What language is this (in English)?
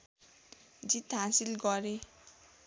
Nepali